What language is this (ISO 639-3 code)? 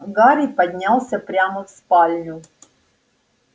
rus